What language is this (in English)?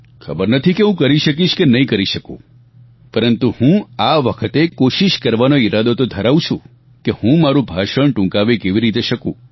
Gujarati